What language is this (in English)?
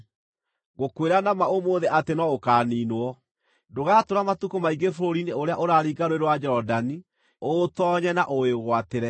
Kikuyu